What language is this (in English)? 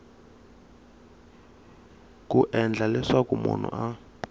Tsonga